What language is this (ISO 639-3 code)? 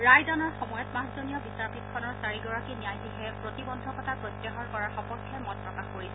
asm